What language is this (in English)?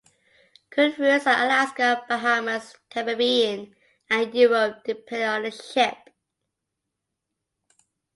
English